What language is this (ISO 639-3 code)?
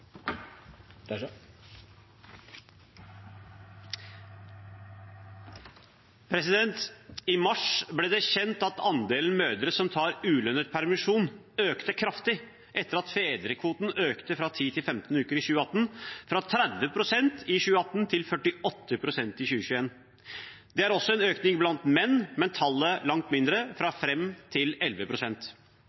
nob